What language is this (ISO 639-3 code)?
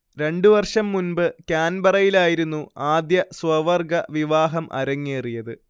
mal